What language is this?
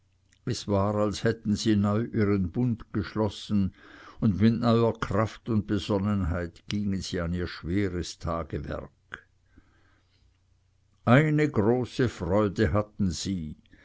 German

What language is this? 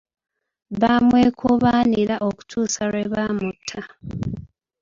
Ganda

